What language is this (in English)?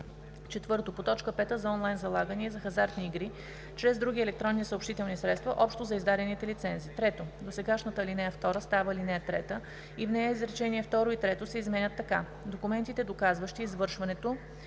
Bulgarian